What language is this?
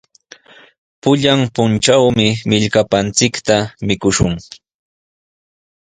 Sihuas Ancash Quechua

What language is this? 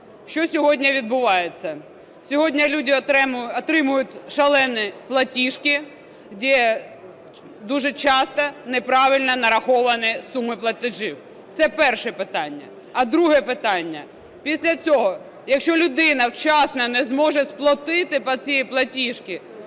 Ukrainian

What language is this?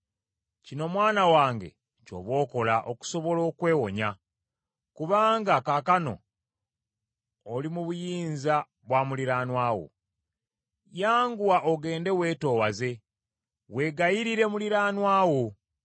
Ganda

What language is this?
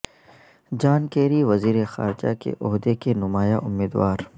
Urdu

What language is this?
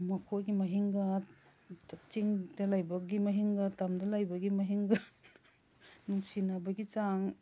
Manipuri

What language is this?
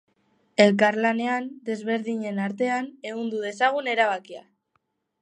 Basque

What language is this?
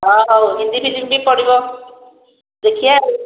Odia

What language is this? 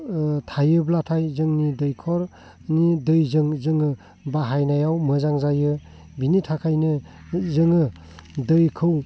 Bodo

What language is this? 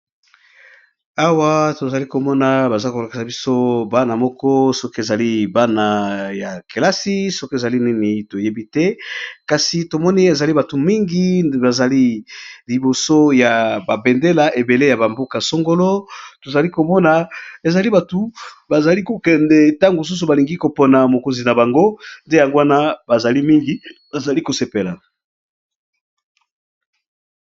Lingala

